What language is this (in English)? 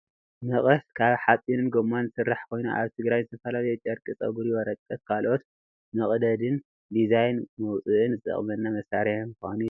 Tigrinya